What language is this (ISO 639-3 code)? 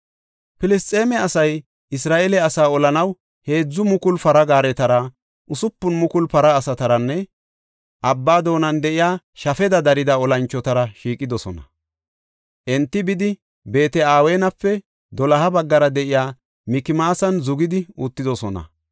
gof